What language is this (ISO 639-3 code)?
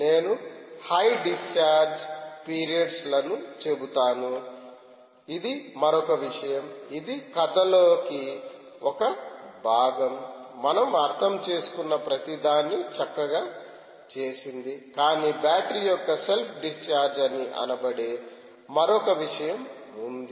tel